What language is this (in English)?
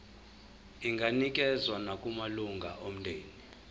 Zulu